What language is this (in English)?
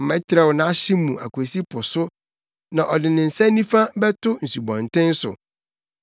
Akan